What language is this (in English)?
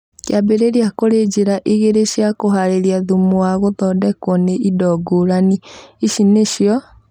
Kikuyu